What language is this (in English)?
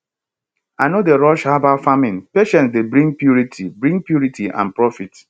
Nigerian Pidgin